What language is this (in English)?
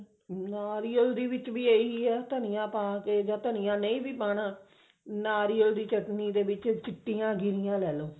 Punjabi